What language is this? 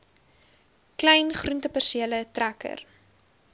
Afrikaans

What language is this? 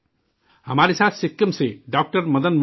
Urdu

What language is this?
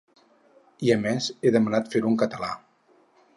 Catalan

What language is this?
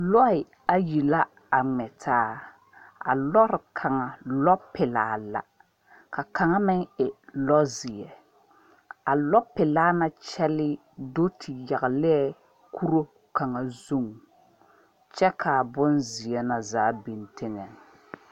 Southern Dagaare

